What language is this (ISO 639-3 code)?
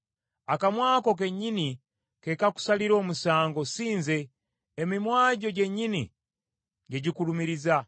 lug